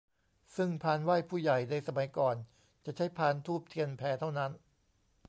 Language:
Thai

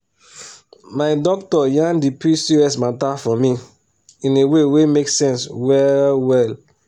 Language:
Nigerian Pidgin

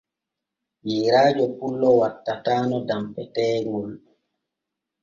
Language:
Borgu Fulfulde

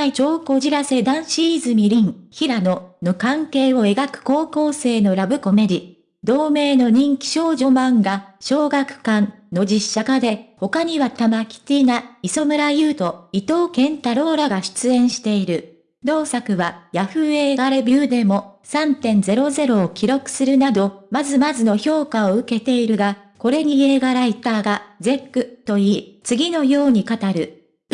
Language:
Japanese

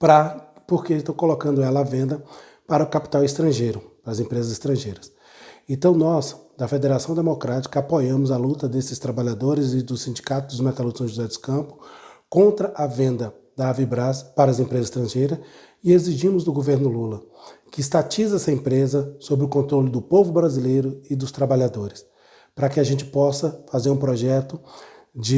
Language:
Portuguese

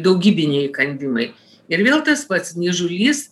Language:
Lithuanian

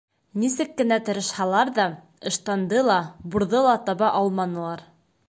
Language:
Bashkir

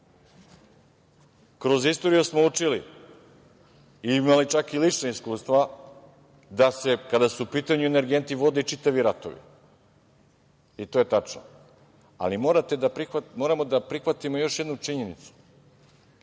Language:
Serbian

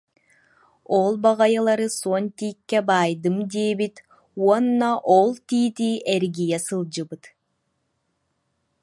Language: Yakut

